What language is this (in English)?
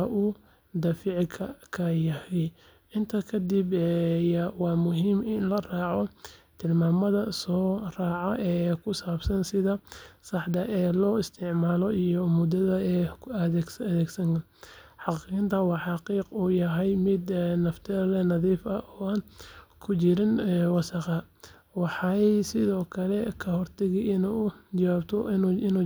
Somali